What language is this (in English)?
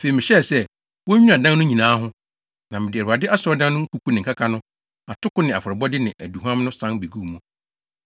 Akan